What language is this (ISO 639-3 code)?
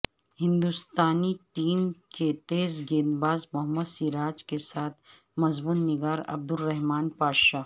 urd